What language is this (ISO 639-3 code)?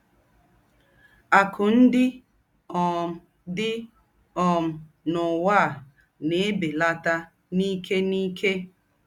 ibo